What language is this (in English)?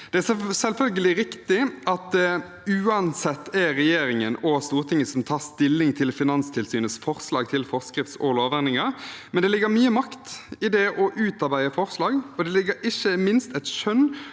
Norwegian